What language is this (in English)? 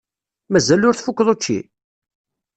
Kabyle